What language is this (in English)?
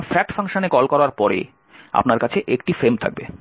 Bangla